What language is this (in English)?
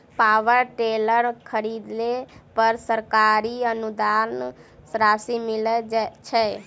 Maithili